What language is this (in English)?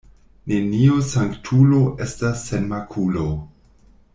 Esperanto